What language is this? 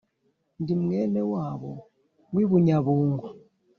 Kinyarwanda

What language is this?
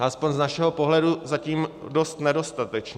Czech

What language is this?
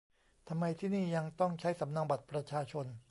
Thai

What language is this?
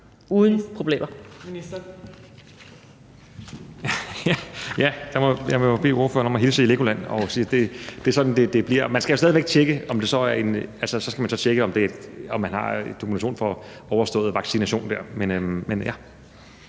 Danish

